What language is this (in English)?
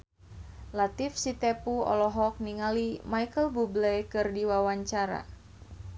Sundanese